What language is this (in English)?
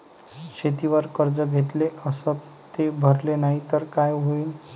Marathi